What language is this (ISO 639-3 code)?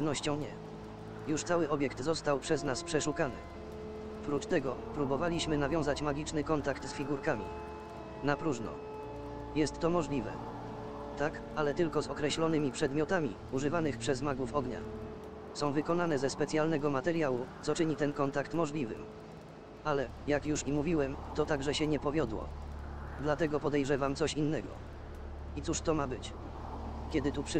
pol